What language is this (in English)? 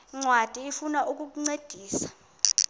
Xhosa